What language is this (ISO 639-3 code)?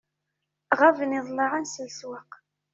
kab